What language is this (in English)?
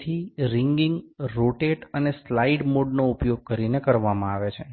Gujarati